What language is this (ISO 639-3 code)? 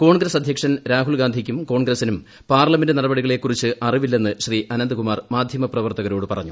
mal